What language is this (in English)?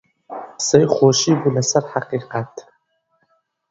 Central Kurdish